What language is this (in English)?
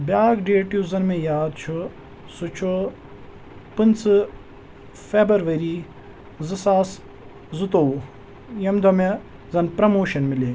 Kashmiri